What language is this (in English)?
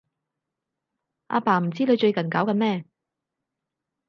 Cantonese